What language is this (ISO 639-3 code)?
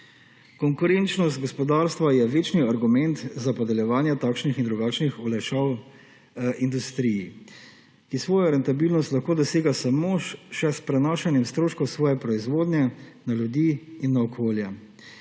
slv